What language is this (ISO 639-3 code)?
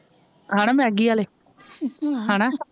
pan